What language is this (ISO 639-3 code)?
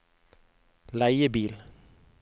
nor